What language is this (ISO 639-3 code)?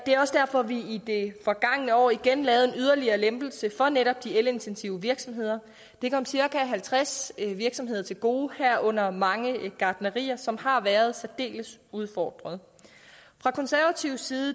dan